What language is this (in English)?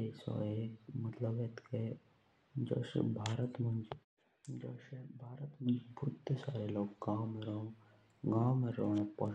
Jaunsari